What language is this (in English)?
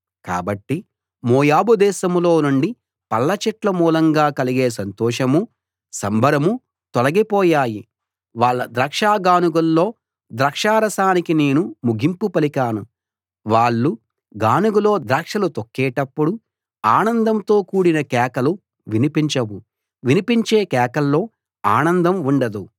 Telugu